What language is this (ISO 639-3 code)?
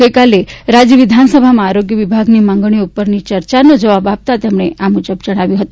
guj